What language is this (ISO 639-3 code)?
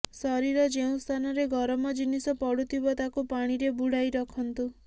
ori